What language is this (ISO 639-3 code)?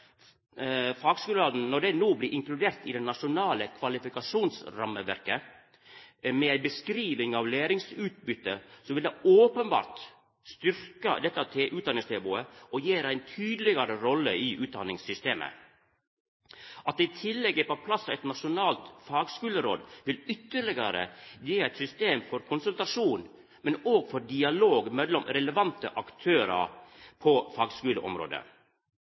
nno